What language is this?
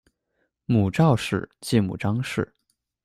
Chinese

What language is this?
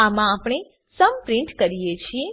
Gujarati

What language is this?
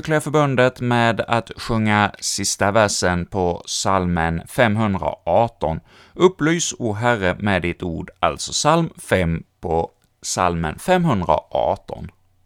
Swedish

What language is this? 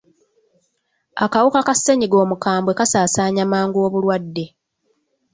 Ganda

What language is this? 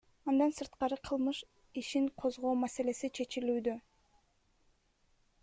Kyrgyz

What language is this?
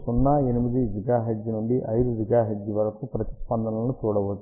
Telugu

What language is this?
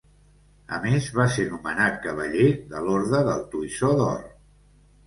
Catalan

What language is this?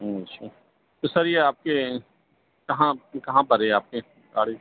Urdu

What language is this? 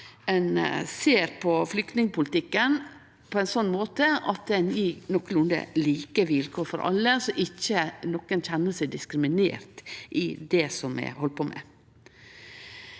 Norwegian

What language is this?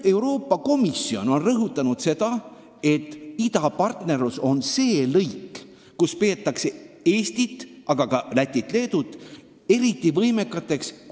Estonian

